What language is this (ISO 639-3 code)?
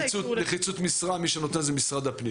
heb